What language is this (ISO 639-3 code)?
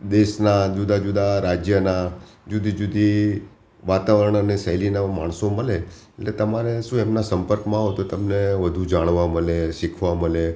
guj